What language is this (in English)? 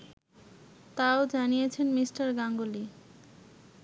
Bangla